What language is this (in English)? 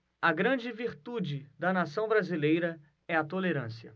Portuguese